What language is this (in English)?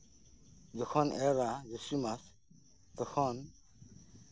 Santali